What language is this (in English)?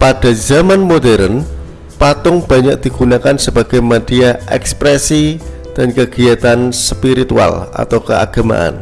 Indonesian